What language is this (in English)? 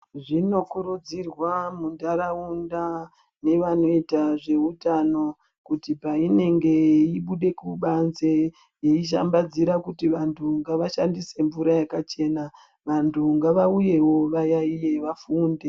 Ndau